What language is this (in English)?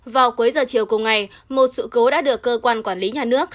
Vietnamese